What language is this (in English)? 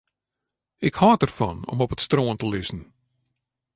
Western Frisian